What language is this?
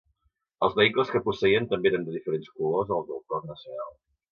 Catalan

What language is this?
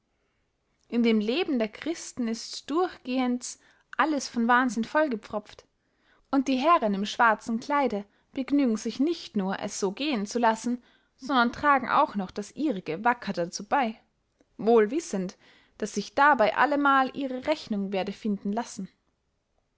German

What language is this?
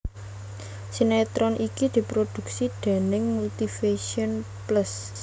Javanese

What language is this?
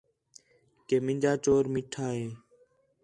Khetrani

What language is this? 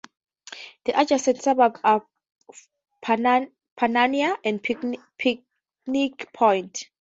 English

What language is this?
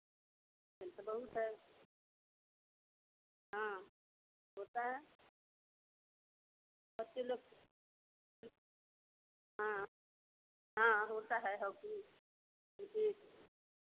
Hindi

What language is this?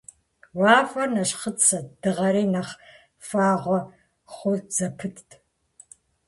Kabardian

